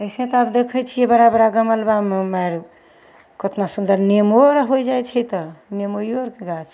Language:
Maithili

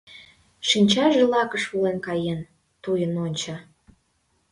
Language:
Mari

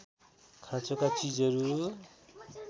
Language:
Nepali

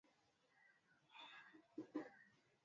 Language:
Swahili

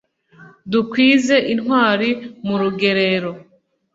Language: Kinyarwanda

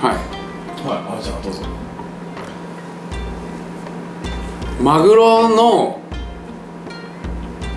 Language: Japanese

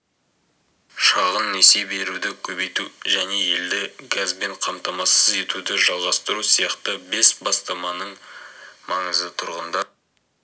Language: Kazakh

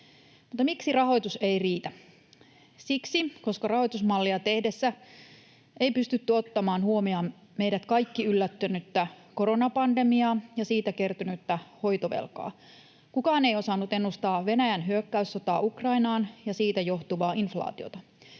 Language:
Finnish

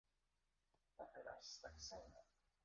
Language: Greek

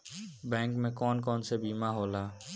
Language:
Bhojpuri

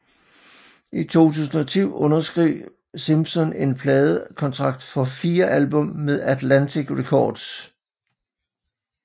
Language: Danish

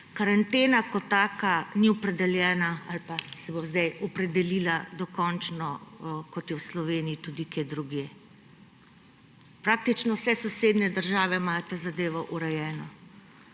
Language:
Slovenian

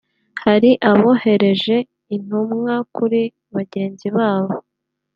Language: Kinyarwanda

